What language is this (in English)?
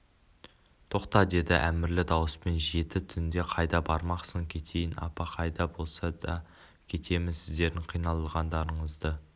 Kazakh